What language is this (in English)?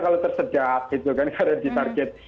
Indonesian